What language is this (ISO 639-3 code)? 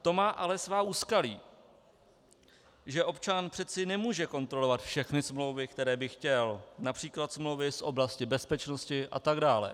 ces